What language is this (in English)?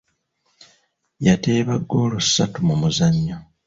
Ganda